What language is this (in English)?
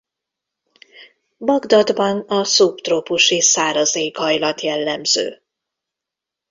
Hungarian